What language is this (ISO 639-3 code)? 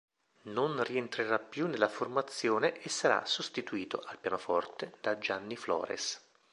ita